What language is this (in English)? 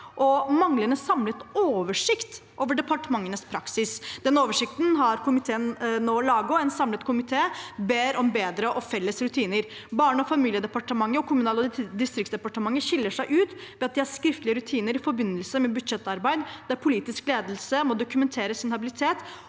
Norwegian